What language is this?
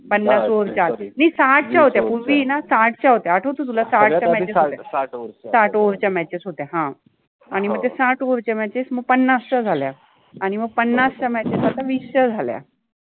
Marathi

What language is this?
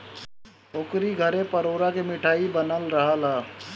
Bhojpuri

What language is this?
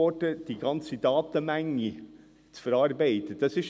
Swiss German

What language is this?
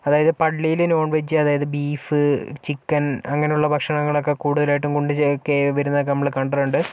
Malayalam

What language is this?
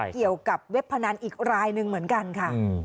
Thai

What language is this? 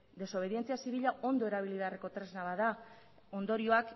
Basque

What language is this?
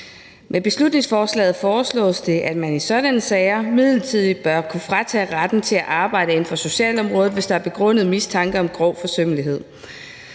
Danish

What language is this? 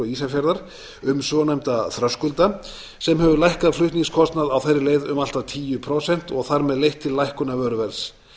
Icelandic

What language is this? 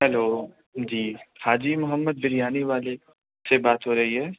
Urdu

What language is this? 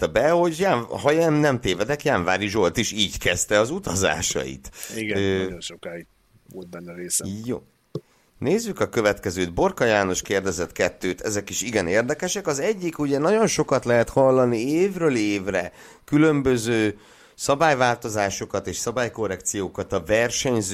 Hungarian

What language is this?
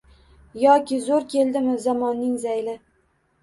Uzbek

